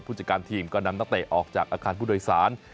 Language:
Thai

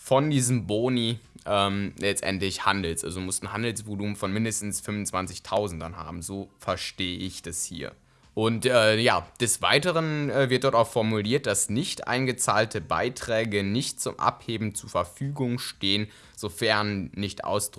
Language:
German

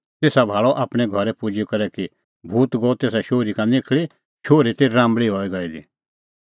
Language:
Kullu Pahari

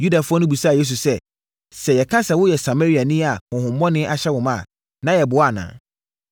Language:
Akan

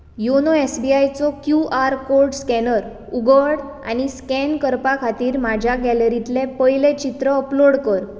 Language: Konkani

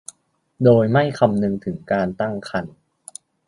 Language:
Thai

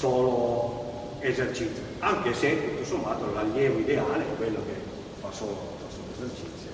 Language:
Italian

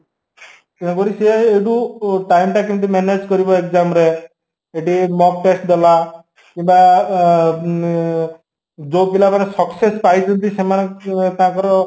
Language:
Odia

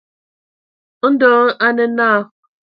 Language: Ewondo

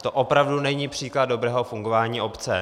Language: Czech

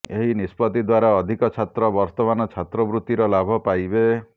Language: Odia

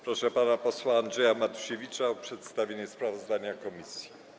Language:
Polish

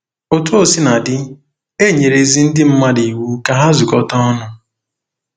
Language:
Igbo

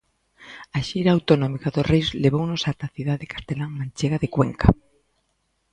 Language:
Galician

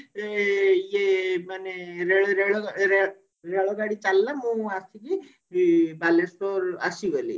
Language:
Odia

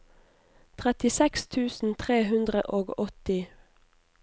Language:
Norwegian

